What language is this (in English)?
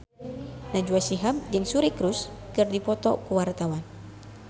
Sundanese